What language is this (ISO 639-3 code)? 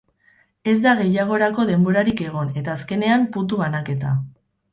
eus